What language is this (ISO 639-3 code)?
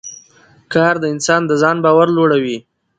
pus